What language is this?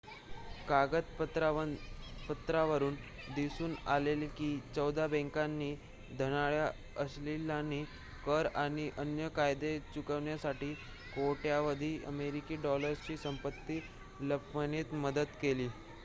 Marathi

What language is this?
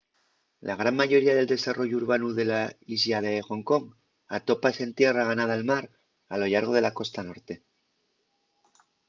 Asturian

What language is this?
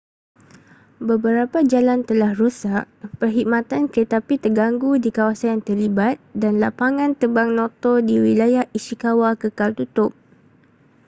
Malay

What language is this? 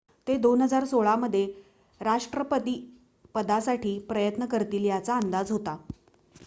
Marathi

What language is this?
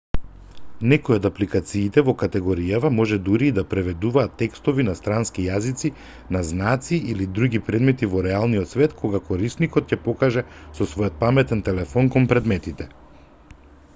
Macedonian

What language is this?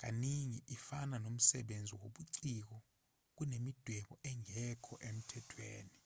Zulu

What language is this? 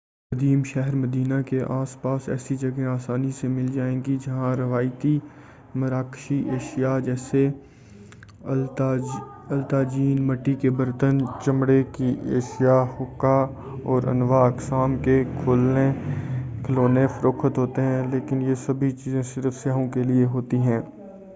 Urdu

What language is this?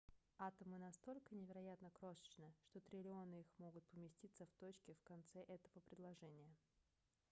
Russian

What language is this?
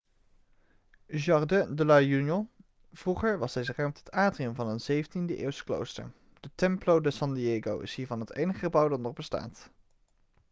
Dutch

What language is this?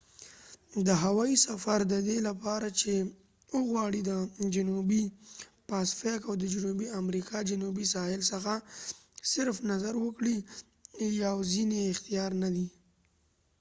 Pashto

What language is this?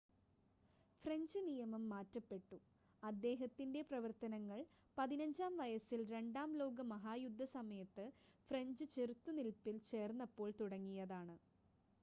Malayalam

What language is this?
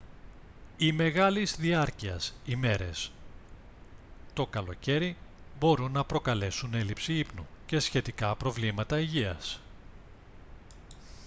Greek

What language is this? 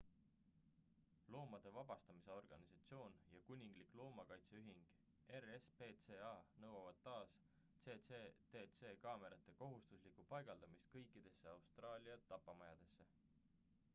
Estonian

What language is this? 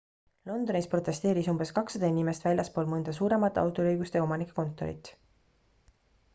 Estonian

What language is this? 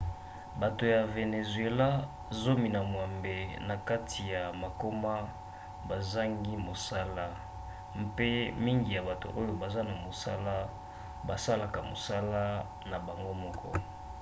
Lingala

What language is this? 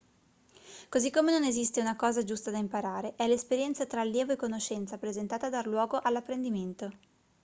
Italian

